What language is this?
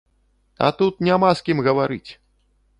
Belarusian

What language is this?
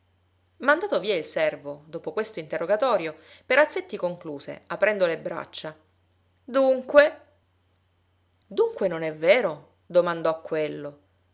Italian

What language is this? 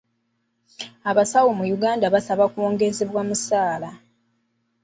Ganda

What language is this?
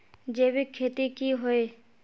Magahi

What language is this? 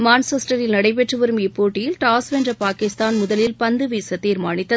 Tamil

